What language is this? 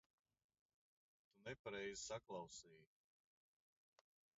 Latvian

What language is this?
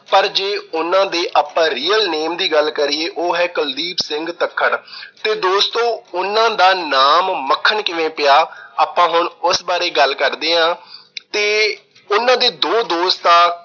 Punjabi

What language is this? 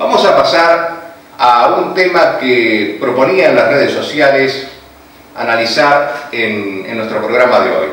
Spanish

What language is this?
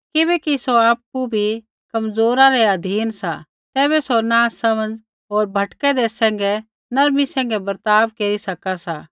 Kullu Pahari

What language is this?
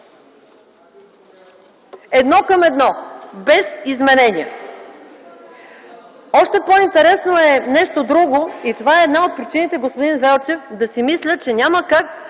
Bulgarian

